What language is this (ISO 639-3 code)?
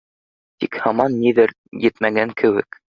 bak